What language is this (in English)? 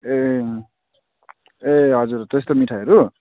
Nepali